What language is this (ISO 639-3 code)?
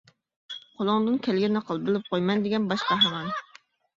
uig